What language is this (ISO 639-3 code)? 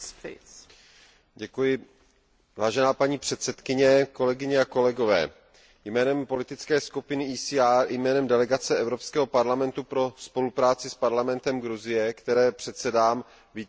ces